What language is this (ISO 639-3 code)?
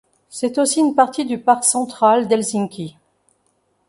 fra